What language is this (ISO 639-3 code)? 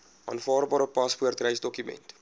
afr